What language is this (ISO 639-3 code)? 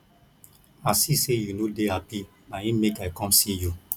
pcm